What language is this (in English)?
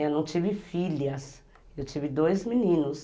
Portuguese